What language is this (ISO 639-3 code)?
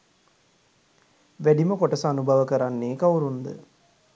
sin